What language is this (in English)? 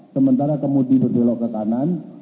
Indonesian